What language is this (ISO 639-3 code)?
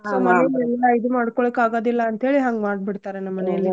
kan